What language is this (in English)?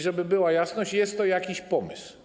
Polish